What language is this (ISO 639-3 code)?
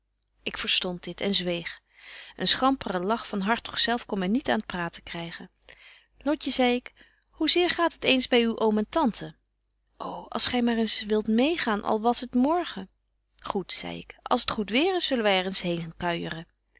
nld